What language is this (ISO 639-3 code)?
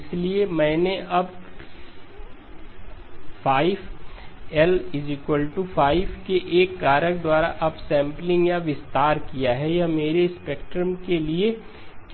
hin